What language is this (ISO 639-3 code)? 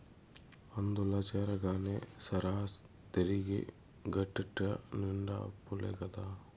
tel